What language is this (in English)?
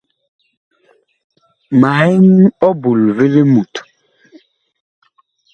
Bakoko